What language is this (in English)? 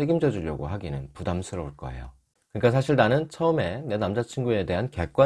Korean